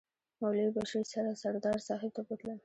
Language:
Pashto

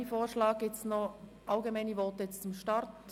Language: Swiss German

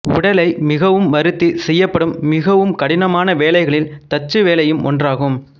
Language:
Tamil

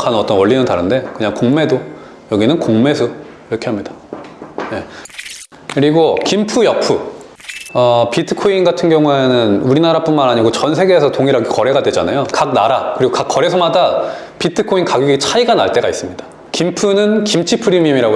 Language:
Korean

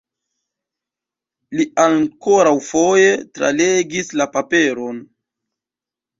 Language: Esperanto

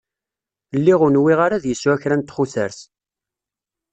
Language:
Kabyle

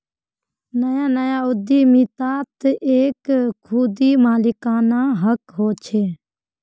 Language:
Magahi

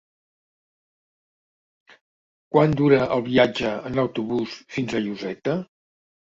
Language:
Catalan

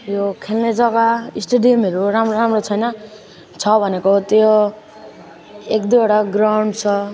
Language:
Nepali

